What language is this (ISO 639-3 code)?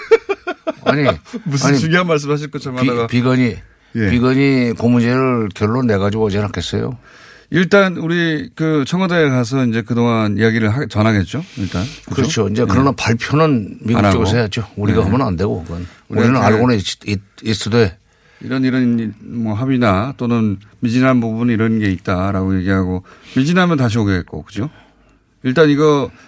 kor